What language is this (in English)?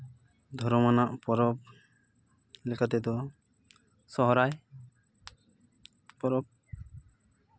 Santali